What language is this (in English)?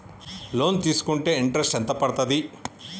Telugu